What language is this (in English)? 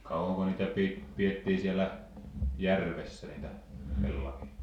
Finnish